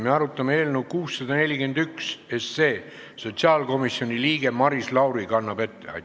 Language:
Estonian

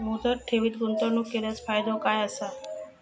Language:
Marathi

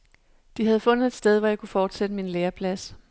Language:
Danish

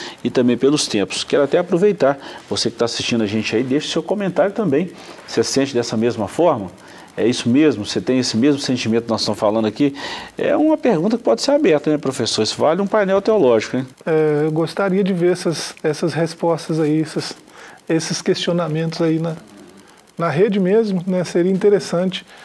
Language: Portuguese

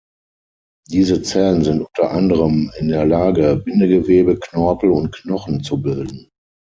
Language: German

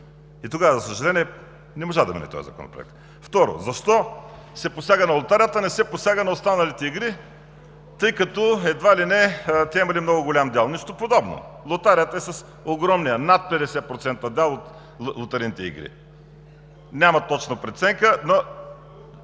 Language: Bulgarian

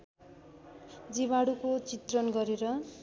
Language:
Nepali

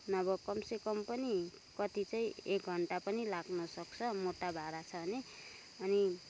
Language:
Nepali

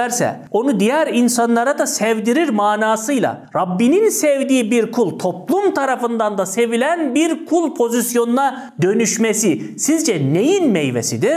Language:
Turkish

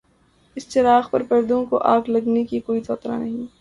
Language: Urdu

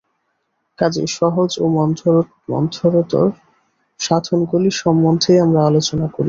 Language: Bangla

